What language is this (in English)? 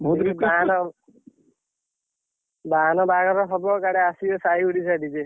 Odia